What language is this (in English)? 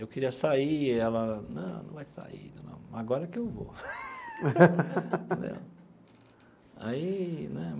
Portuguese